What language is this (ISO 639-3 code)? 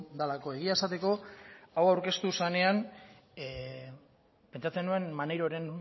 eus